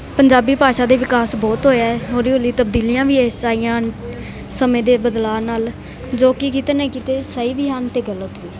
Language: Punjabi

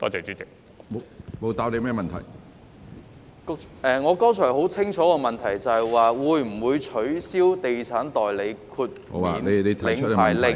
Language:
Cantonese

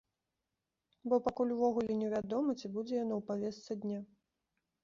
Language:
Belarusian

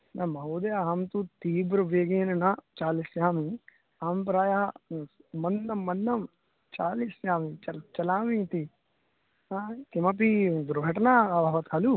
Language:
Sanskrit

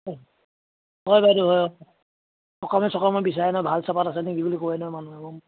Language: Assamese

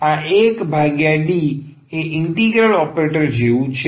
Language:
Gujarati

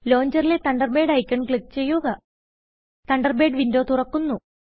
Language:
Malayalam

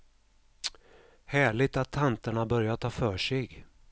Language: Swedish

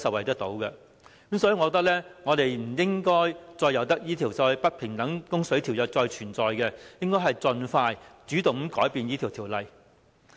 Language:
Cantonese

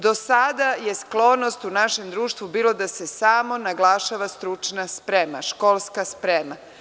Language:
Serbian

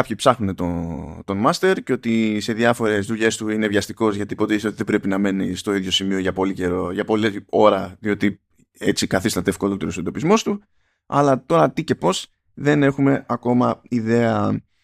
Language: Greek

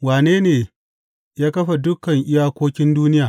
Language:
Hausa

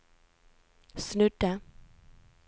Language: Norwegian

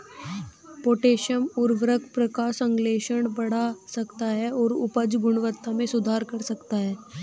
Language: Hindi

